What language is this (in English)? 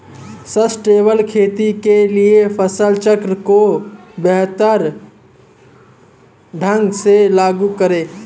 Hindi